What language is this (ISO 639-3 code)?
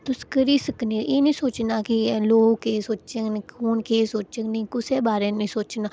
doi